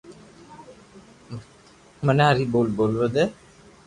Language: Loarki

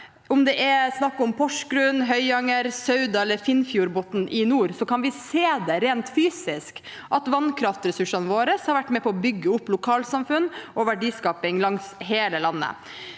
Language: Norwegian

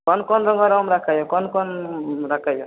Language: Maithili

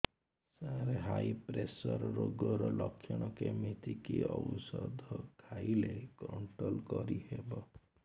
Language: Odia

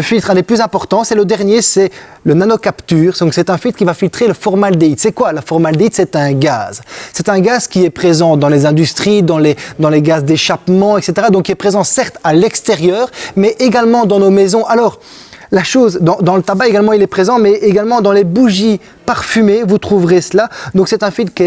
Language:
French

